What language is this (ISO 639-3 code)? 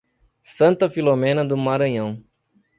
por